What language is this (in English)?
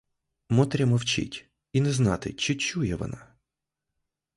Ukrainian